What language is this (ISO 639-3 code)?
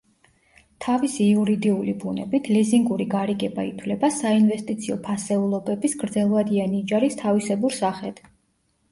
kat